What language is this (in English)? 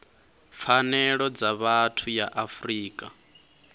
Venda